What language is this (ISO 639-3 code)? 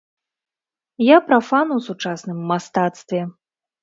bel